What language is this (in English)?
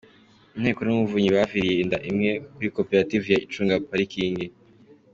Kinyarwanda